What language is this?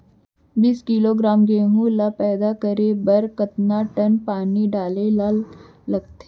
Chhattisgarhi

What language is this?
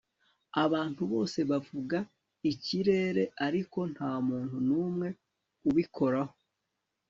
Kinyarwanda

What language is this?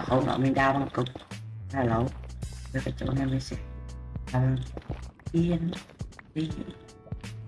Vietnamese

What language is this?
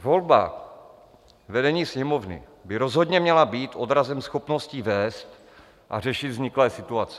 Czech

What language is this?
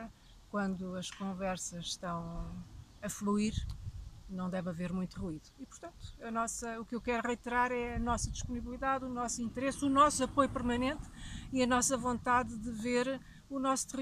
Portuguese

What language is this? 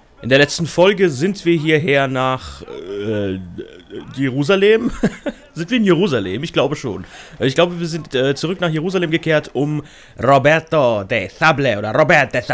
German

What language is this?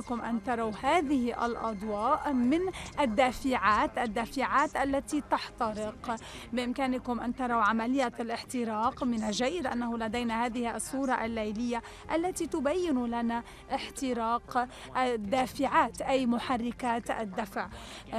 Arabic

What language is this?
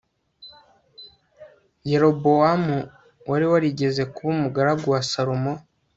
Kinyarwanda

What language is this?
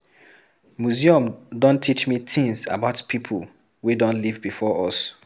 Nigerian Pidgin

